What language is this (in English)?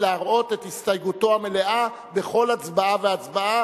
Hebrew